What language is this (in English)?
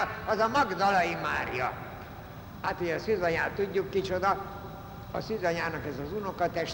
Hungarian